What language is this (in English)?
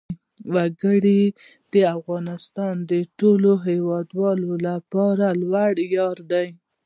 Pashto